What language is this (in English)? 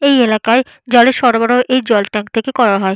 Bangla